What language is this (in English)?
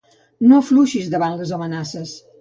Catalan